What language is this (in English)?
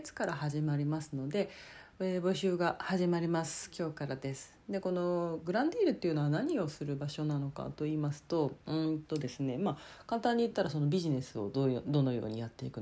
Japanese